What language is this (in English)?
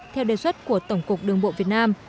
Vietnamese